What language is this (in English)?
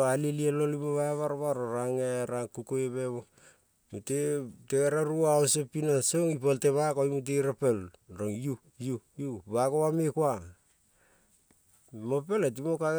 Kol (Papua New Guinea)